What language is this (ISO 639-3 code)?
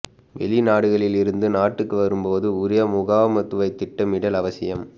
tam